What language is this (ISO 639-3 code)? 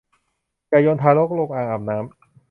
tha